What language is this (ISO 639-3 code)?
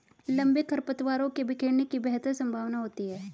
hin